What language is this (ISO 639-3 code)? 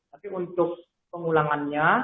ind